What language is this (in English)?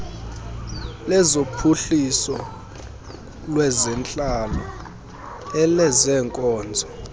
Xhosa